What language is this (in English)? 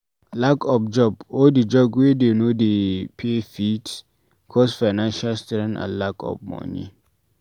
Nigerian Pidgin